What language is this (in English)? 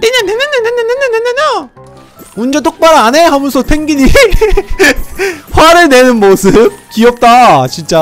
Korean